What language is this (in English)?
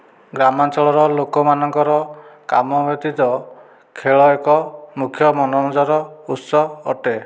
Odia